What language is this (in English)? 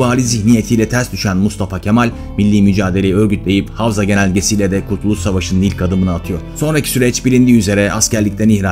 Turkish